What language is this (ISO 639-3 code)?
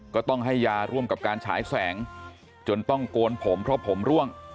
tha